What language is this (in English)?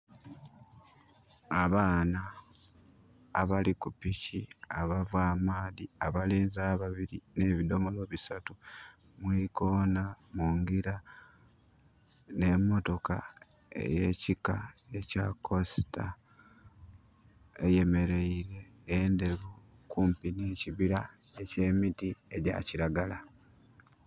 Soga